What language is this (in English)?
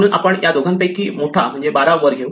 Marathi